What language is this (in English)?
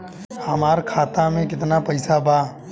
Bhojpuri